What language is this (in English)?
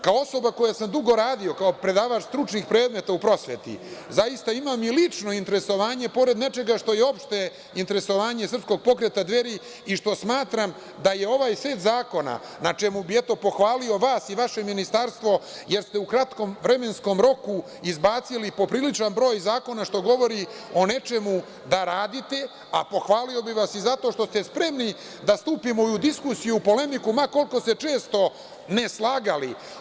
Serbian